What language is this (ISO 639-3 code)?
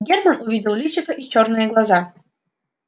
rus